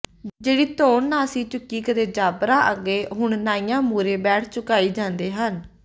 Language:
Punjabi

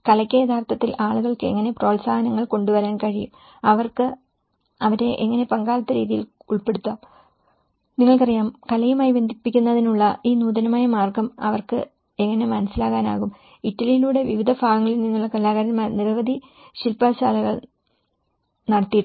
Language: Malayalam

